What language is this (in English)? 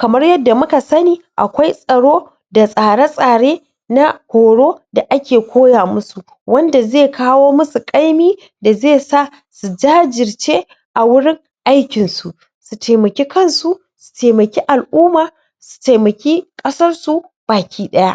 Hausa